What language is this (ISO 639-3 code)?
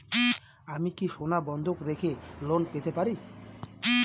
ben